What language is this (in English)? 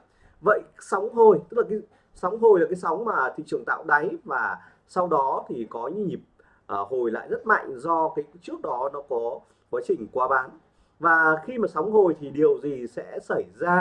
Vietnamese